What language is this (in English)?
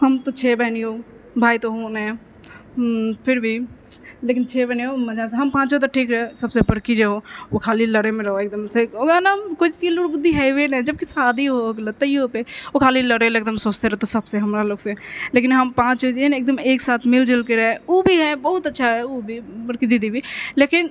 Maithili